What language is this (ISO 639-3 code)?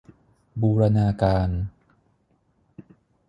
tha